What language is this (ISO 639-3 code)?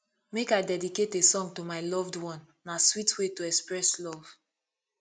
pcm